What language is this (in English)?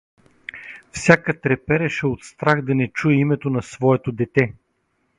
Bulgarian